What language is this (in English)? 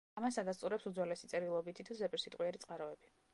Georgian